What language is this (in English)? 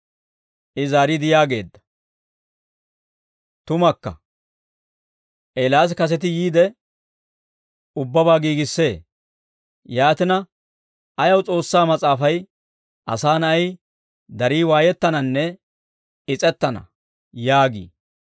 Dawro